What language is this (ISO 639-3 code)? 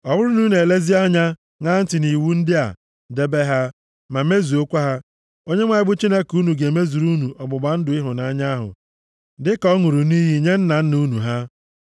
ibo